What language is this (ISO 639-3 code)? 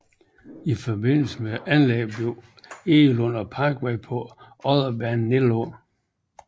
dan